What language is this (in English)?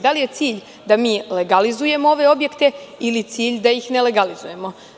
Serbian